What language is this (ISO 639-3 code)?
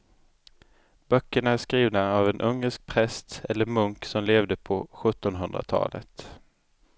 swe